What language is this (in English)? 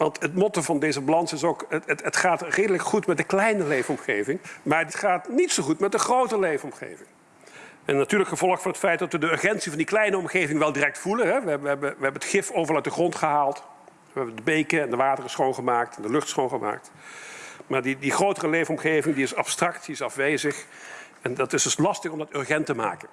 Dutch